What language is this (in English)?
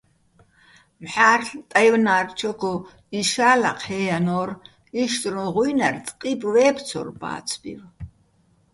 Bats